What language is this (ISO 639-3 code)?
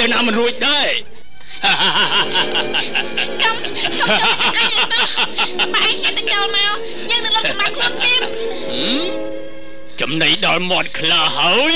tha